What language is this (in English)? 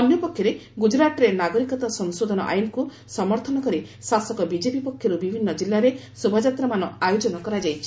Odia